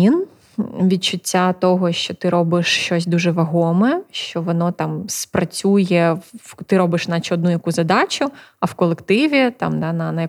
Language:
Ukrainian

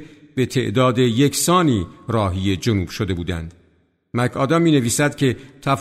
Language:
Persian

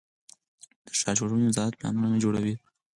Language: Pashto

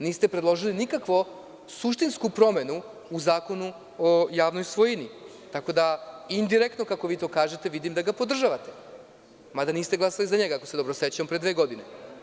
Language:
Serbian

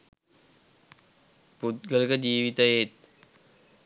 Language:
Sinhala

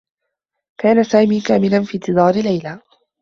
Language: Arabic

